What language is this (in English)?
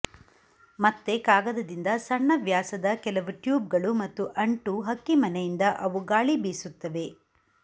Kannada